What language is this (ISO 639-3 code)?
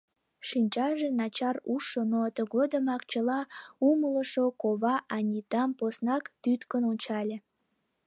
chm